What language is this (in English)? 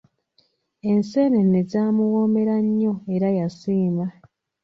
Ganda